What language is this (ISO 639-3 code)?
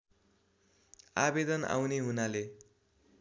nep